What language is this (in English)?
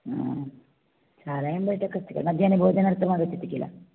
Sanskrit